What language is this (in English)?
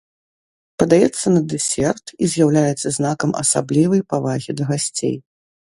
Belarusian